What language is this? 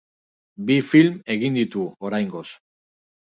Basque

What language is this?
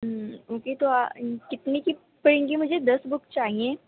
Urdu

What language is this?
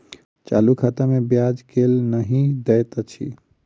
Maithili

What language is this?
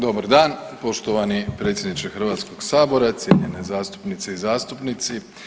Croatian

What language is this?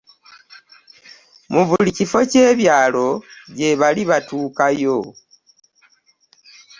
Ganda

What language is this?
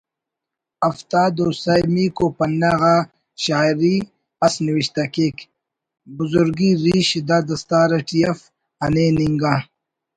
Brahui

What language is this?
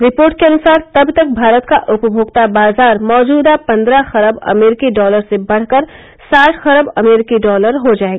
Hindi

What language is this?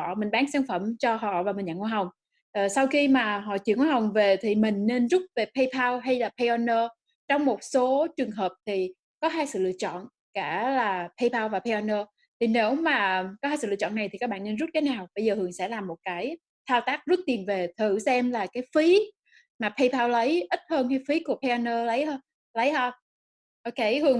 Vietnamese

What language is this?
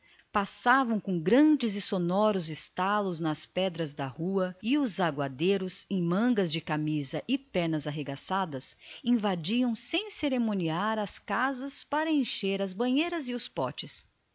Portuguese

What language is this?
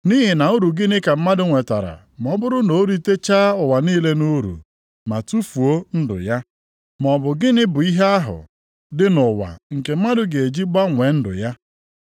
Igbo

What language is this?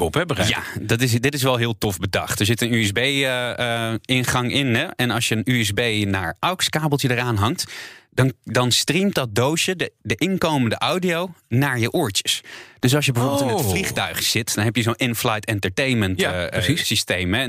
Dutch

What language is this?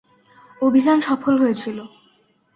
Bangla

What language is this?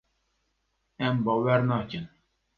Kurdish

